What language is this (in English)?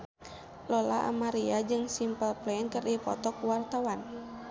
Sundanese